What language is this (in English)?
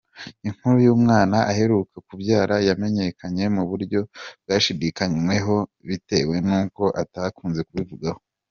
Kinyarwanda